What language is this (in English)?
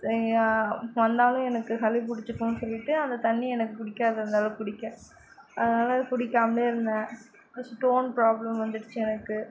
Tamil